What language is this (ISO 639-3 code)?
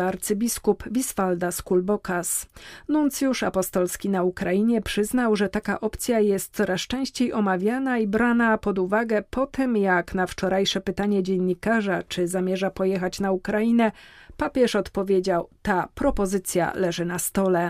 pol